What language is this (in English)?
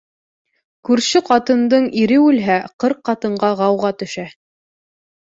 Bashkir